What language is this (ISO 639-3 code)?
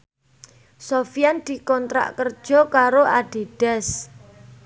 jav